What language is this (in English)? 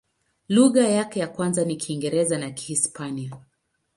Swahili